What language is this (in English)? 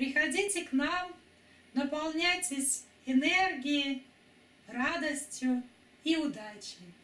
Russian